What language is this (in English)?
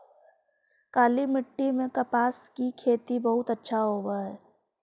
Magahi